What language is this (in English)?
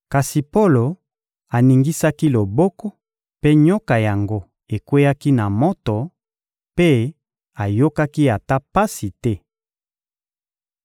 Lingala